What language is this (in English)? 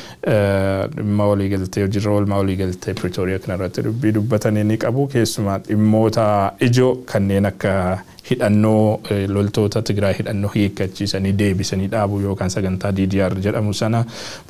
Arabic